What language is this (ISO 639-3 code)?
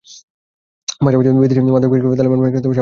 ben